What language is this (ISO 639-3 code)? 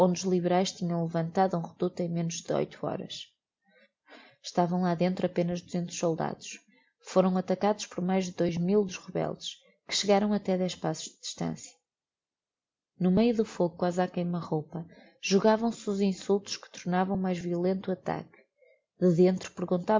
por